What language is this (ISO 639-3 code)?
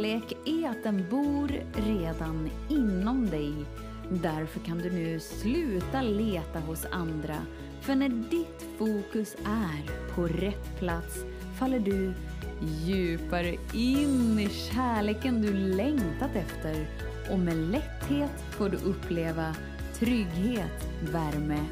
swe